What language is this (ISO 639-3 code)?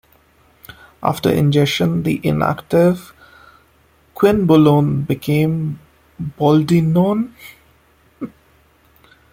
eng